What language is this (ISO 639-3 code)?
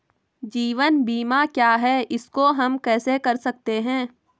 hin